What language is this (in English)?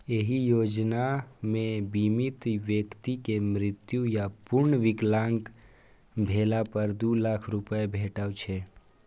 Maithili